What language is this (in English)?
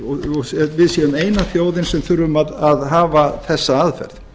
Icelandic